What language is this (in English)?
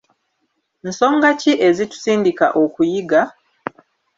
Ganda